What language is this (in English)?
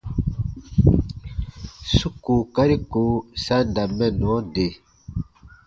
Baatonum